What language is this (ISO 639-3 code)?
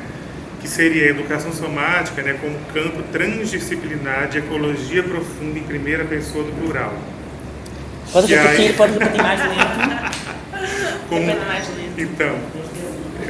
por